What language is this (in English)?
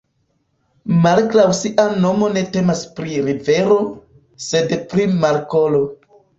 Esperanto